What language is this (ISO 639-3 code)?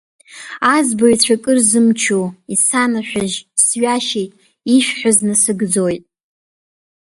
abk